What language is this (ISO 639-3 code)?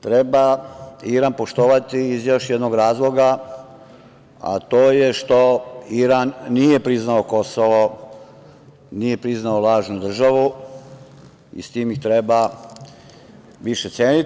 srp